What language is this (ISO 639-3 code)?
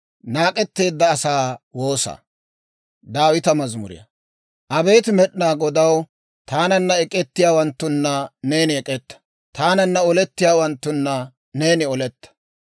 dwr